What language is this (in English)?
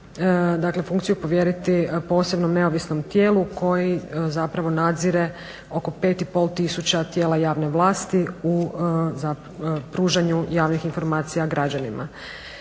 Croatian